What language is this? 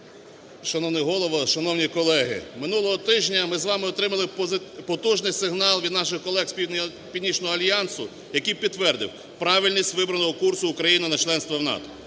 Ukrainian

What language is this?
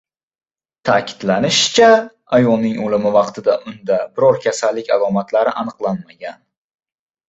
Uzbek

